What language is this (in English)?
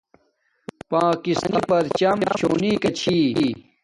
Domaaki